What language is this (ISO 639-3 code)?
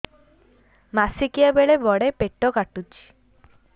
ori